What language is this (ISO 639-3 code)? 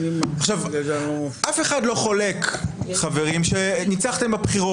heb